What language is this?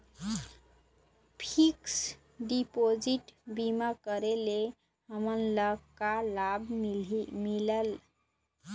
Chhattisgarhi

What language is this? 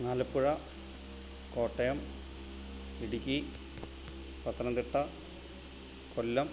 Malayalam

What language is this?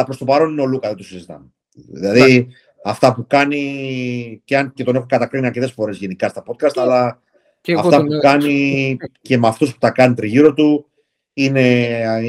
Greek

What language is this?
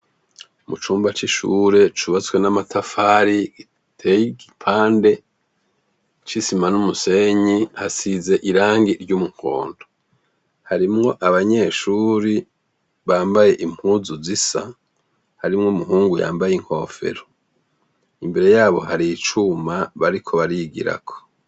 Rundi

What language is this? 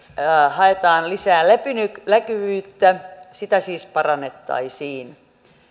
Finnish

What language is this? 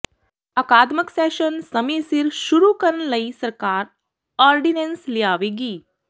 Punjabi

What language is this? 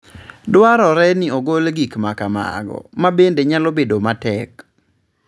Luo (Kenya and Tanzania)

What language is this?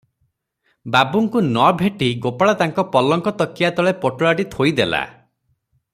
Odia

